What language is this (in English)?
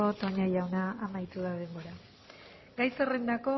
Basque